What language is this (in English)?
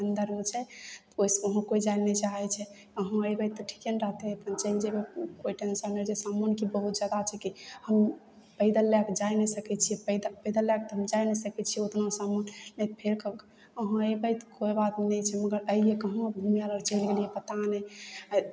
Maithili